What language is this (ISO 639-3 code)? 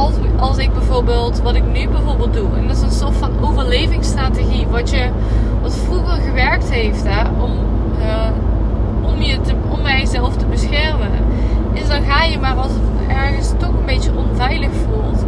nld